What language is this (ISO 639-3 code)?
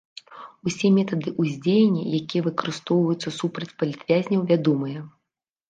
bel